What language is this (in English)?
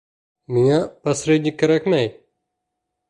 Bashkir